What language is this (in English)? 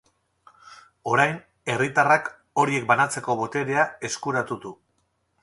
Basque